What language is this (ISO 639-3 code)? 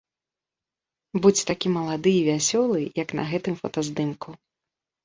bel